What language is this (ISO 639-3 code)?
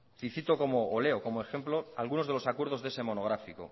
spa